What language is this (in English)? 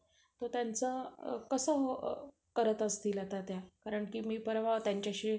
Marathi